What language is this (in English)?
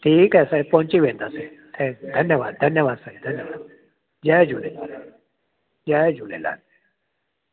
Sindhi